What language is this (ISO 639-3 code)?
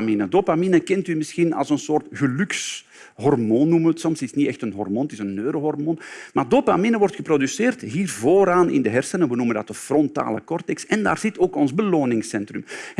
nld